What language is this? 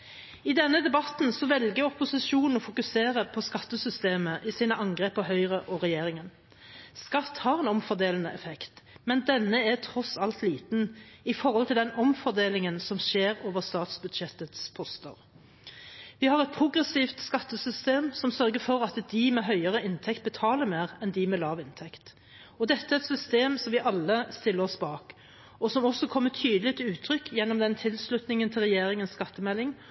Norwegian Bokmål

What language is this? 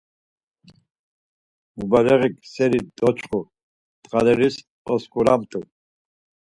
Laz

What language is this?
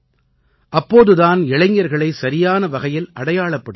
Tamil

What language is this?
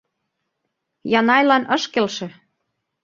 Mari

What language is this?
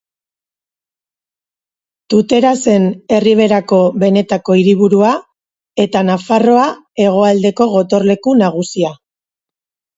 Basque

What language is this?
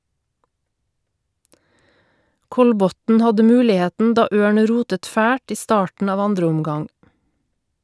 Norwegian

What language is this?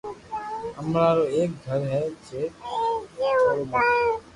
Loarki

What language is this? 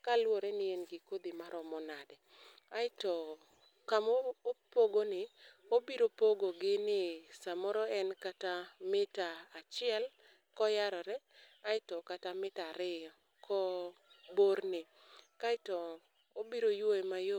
Luo (Kenya and Tanzania)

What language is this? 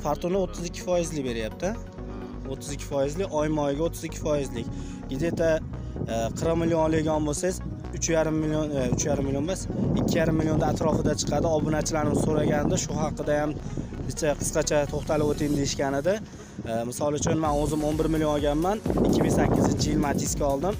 Turkish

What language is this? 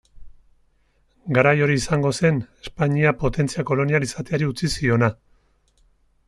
Basque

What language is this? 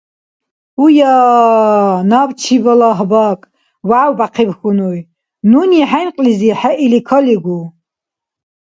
Dargwa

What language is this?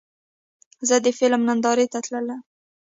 Pashto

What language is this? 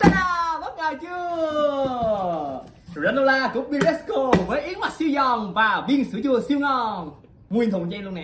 Vietnamese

